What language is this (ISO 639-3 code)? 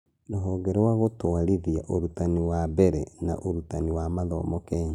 kik